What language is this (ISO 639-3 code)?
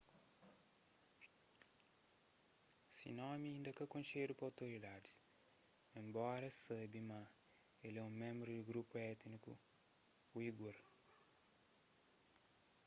kea